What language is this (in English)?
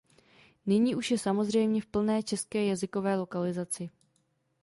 Czech